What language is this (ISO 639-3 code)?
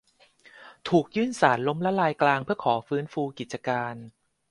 tha